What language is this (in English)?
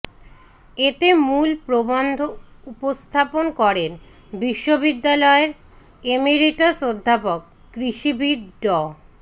Bangla